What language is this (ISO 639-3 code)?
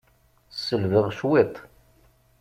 kab